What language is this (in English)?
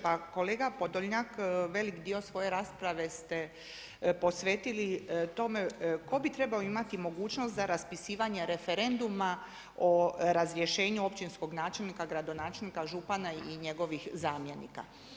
Croatian